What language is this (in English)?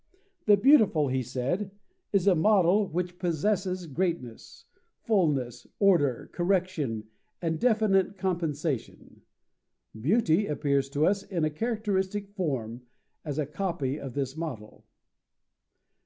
English